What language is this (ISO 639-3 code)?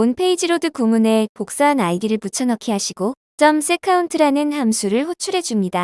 kor